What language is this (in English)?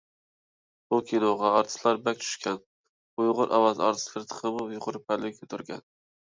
Uyghur